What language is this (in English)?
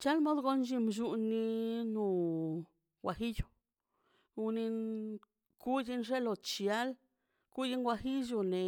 Mazaltepec Zapotec